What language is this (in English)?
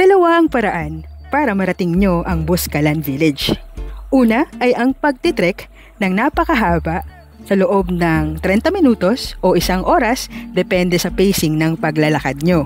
Filipino